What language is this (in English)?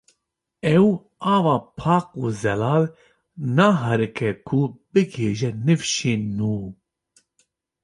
Kurdish